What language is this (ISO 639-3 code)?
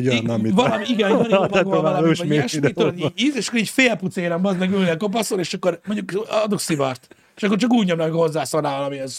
hun